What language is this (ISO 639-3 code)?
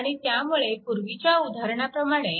mar